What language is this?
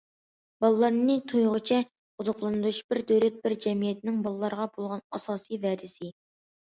Uyghur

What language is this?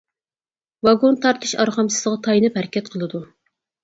Uyghur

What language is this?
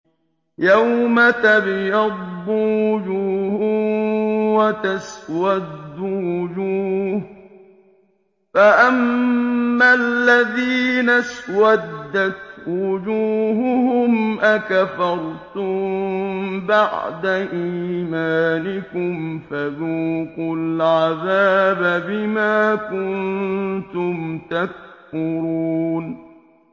Arabic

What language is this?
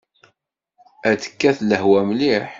Kabyle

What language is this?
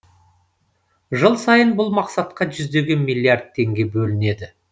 Kazakh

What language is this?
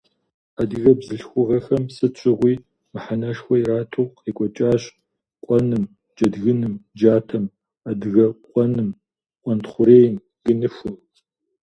Kabardian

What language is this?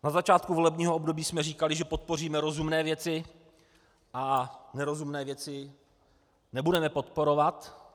Czech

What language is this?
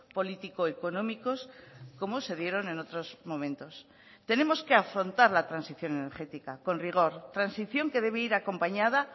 Spanish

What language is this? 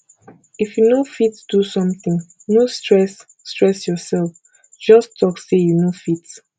Nigerian Pidgin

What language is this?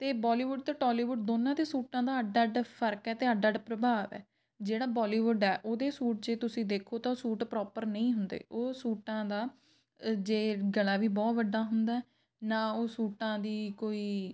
Punjabi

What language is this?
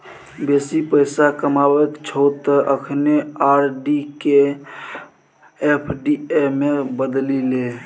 Maithili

